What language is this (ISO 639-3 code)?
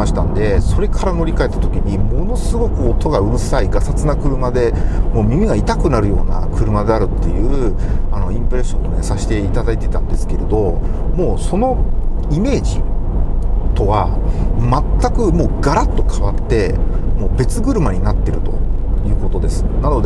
jpn